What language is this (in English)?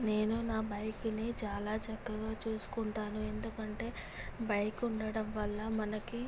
Telugu